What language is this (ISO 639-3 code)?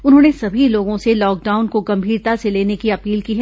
hin